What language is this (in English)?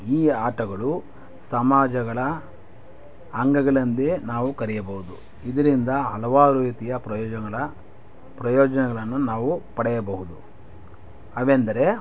Kannada